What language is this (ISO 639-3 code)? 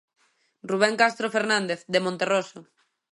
glg